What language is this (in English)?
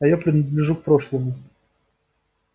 Russian